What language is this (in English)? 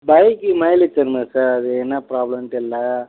Tamil